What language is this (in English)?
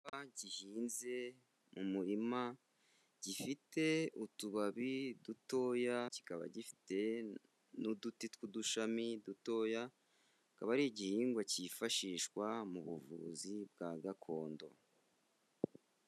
Kinyarwanda